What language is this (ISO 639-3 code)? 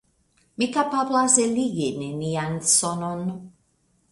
epo